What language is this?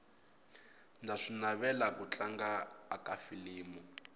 Tsonga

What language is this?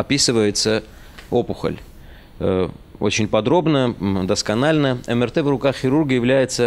Russian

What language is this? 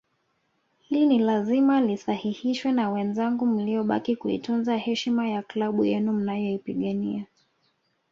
Swahili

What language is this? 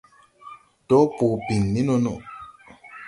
Tupuri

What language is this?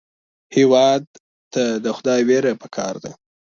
Pashto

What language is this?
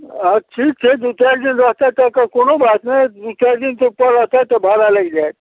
Maithili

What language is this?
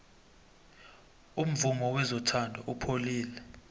South Ndebele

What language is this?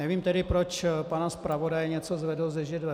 Czech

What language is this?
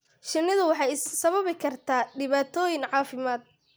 Somali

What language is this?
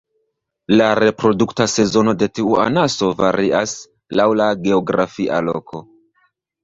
Esperanto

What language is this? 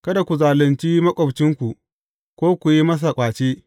Hausa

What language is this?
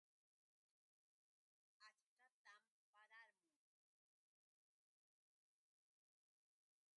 Yauyos Quechua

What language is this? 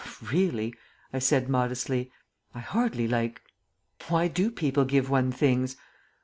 English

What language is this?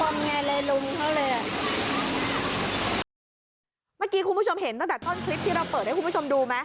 Thai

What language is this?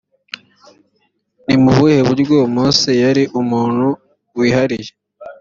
Kinyarwanda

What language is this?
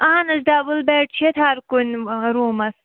Kashmiri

